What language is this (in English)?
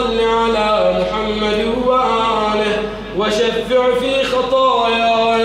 Arabic